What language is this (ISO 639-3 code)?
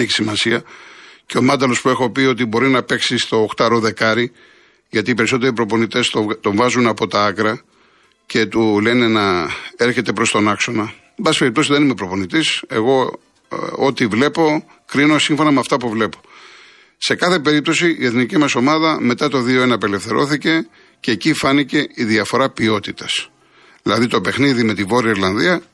ell